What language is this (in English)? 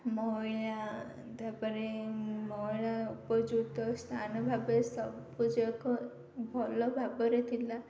Odia